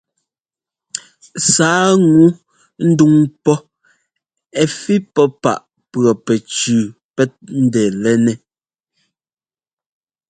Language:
Ngomba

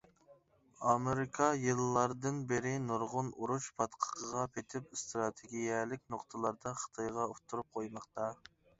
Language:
Uyghur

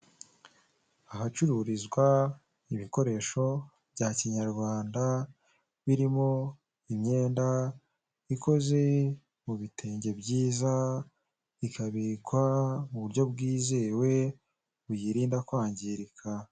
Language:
Kinyarwanda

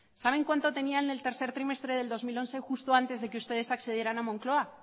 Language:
Spanish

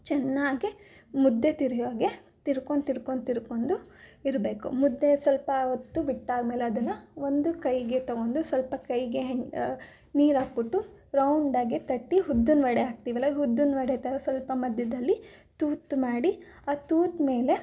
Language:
Kannada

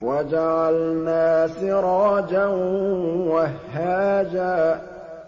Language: Arabic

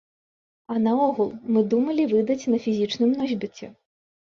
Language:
Belarusian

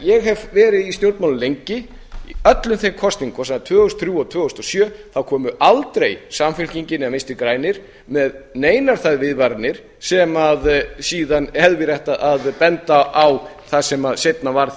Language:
Icelandic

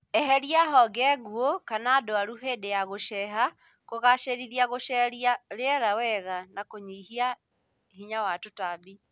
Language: Kikuyu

